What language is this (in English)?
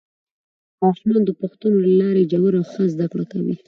Pashto